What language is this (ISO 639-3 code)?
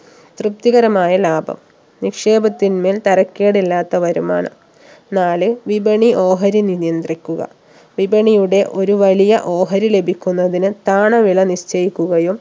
mal